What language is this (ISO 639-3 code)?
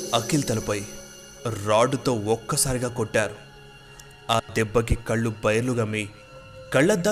tel